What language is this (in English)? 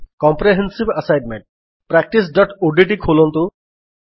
Odia